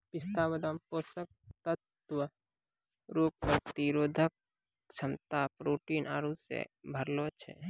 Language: Maithili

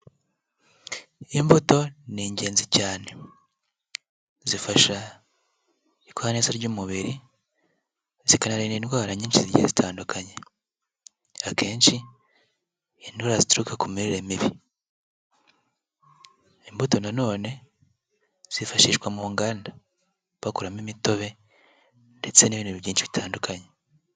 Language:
Kinyarwanda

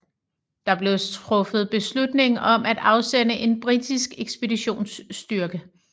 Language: Danish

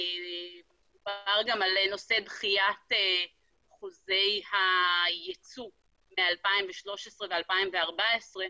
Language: Hebrew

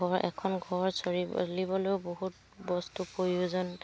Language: Assamese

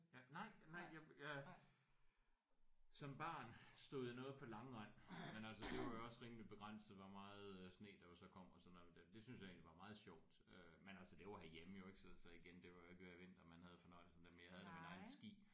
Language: Danish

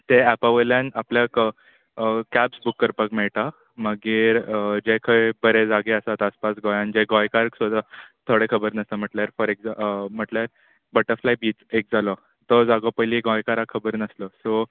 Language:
Konkani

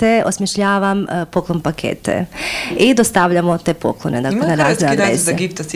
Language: Croatian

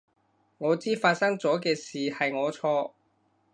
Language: Cantonese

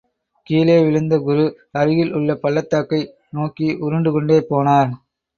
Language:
Tamil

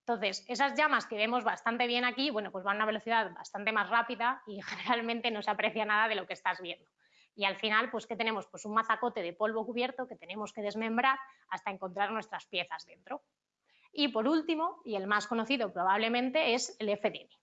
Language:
Spanish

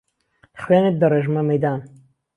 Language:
Central Kurdish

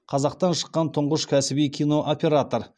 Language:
Kazakh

